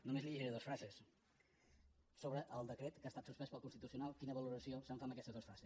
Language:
Catalan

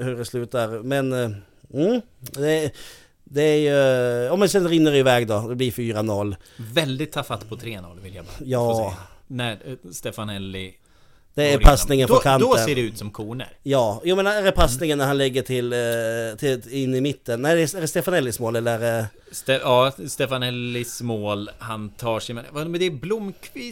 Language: Swedish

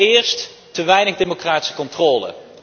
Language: Dutch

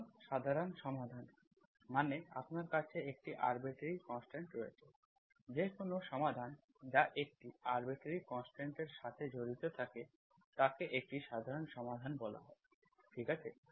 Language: Bangla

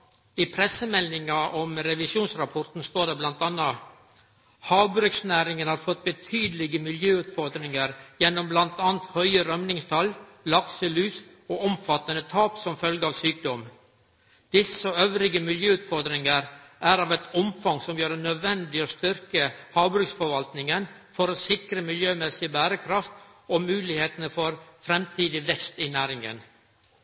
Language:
Norwegian Nynorsk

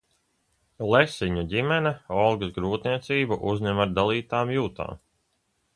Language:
Latvian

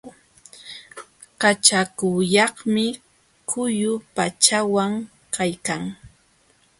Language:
Jauja Wanca Quechua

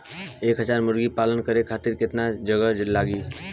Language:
Bhojpuri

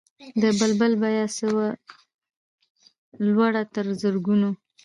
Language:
Pashto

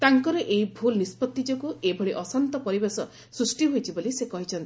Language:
Odia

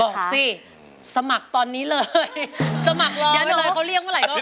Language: Thai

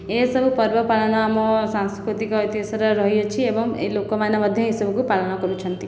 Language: Odia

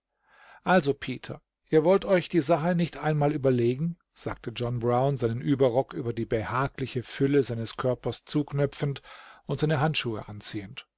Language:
German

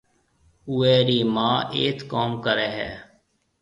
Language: Marwari (Pakistan)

